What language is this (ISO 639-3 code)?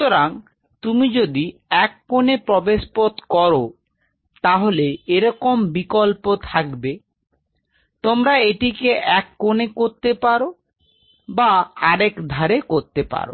ben